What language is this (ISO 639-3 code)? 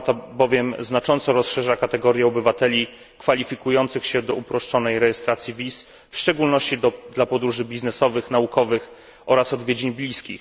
pol